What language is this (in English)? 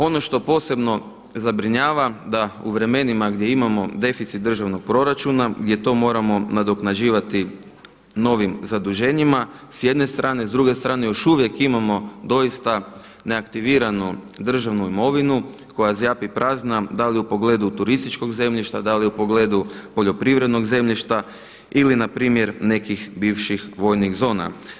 Croatian